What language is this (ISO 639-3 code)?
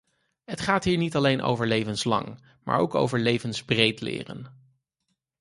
nld